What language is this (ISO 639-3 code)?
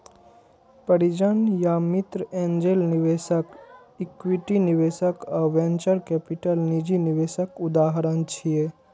mai